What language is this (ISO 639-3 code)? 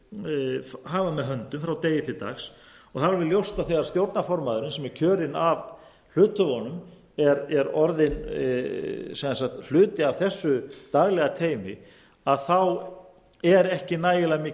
isl